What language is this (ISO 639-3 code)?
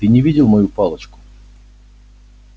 rus